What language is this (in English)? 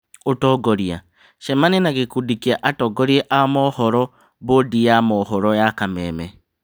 Kikuyu